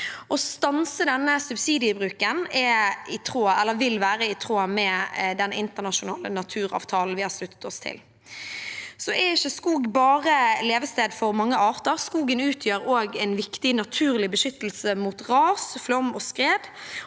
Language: Norwegian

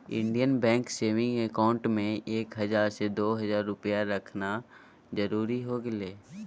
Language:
Magahi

